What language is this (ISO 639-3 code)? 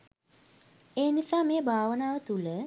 sin